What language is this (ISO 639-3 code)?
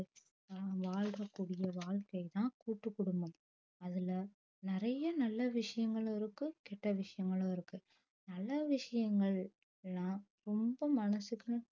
tam